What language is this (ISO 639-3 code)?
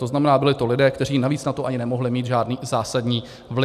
ces